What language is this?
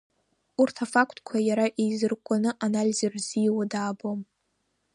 Abkhazian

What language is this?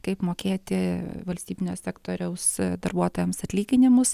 Lithuanian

